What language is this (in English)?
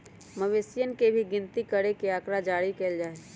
Magahi